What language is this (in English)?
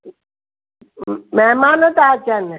Sindhi